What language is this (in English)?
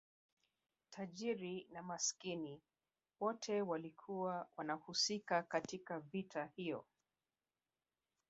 Swahili